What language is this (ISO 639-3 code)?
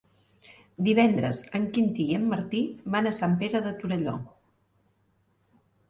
cat